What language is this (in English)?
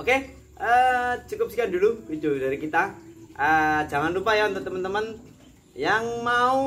Indonesian